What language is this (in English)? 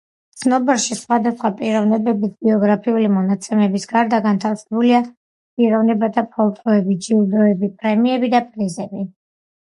Georgian